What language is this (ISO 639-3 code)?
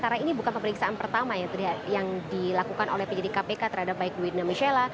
ind